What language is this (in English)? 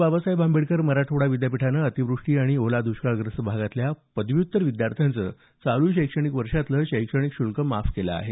Marathi